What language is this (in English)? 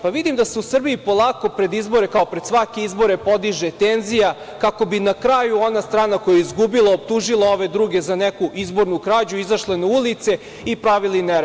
Serbian